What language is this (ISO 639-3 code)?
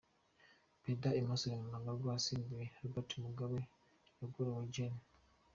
kin